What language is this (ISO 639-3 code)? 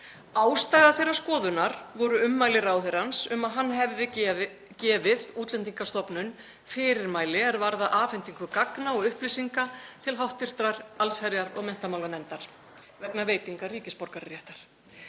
isl